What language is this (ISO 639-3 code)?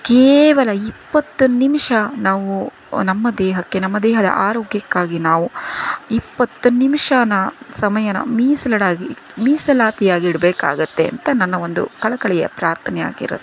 kan